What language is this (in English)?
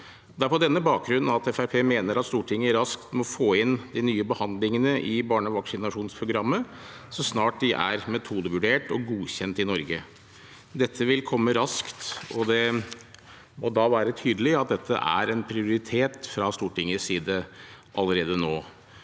Norwegian